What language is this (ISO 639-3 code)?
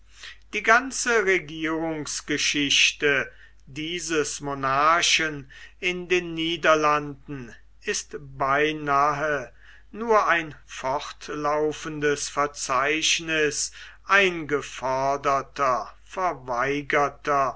deu